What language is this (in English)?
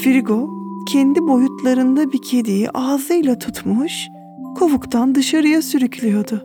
Turkish